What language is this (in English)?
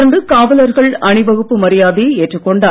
Tamil